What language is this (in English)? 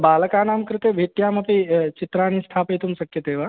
Sanskrit